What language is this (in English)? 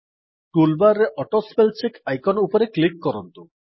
Odia